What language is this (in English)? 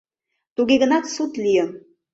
Mari